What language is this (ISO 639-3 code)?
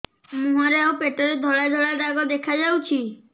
ori